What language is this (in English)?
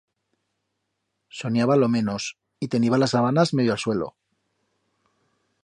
Aragonese